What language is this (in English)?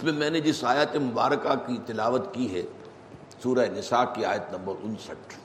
Urdu